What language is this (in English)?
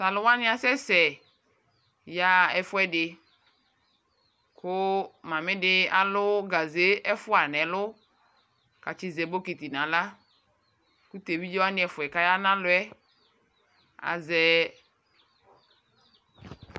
Ikposo